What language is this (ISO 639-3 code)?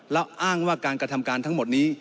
tha